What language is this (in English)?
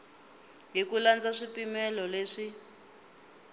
Tsonga